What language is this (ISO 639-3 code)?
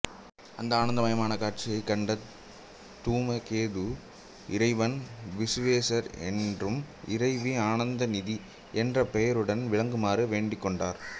tam